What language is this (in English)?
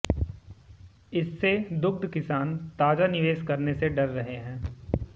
Hindi